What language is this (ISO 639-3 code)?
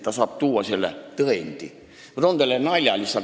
est